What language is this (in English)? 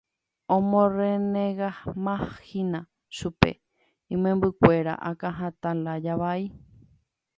Guarani